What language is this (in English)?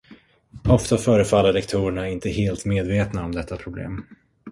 Swedish